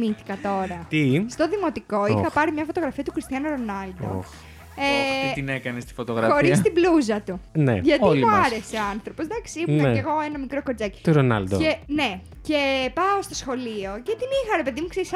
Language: Greek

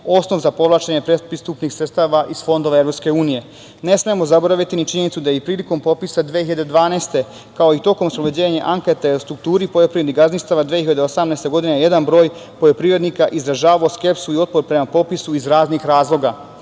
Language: Serbian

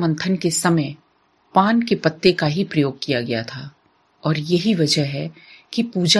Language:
Hindi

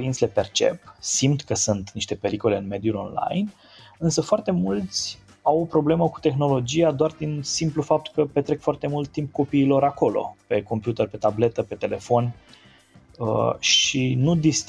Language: Romanian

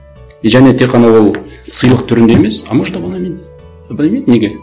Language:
Kazakh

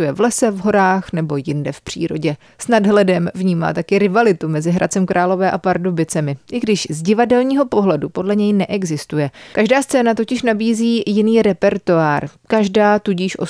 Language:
Czech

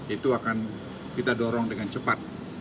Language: Indonesian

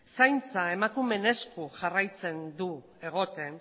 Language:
Basque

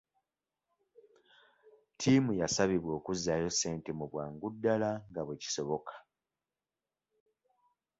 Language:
Ganda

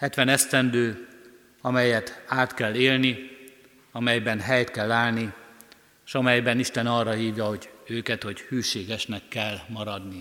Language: Hungarian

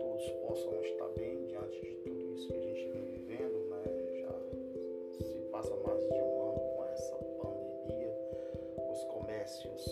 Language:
Portuguese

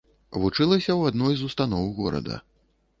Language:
Belarusian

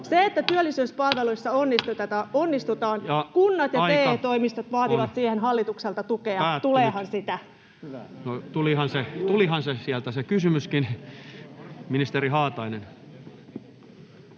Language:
Finnish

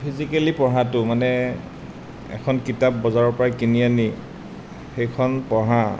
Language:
Assamese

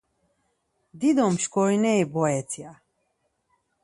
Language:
Laz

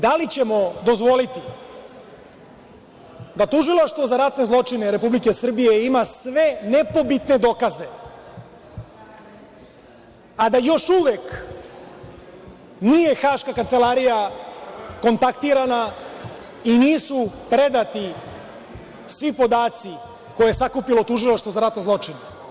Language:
Serbian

